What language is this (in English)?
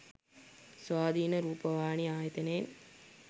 Sinhala